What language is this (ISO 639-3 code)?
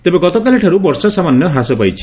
ori